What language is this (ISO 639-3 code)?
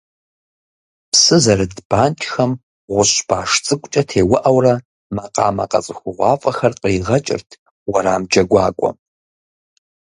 kbd